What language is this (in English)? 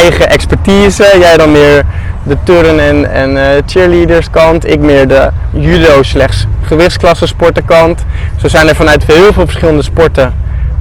Dutch